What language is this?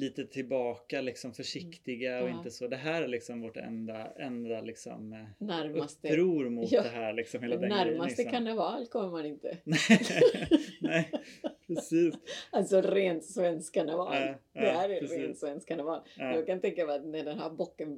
Swedish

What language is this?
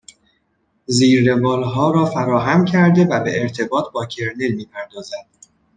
Persian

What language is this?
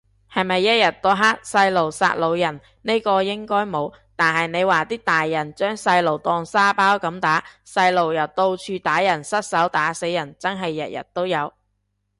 Cantonese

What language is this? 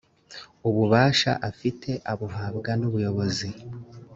Kinyarwanda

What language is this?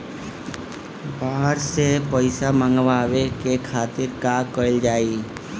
Bhojpuri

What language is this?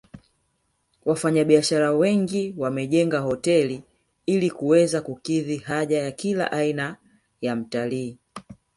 Swahili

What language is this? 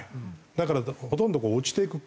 Japanese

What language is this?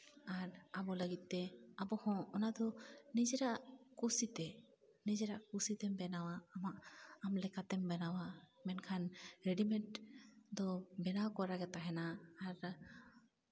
Santali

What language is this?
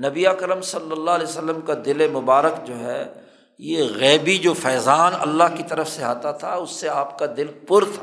Urdu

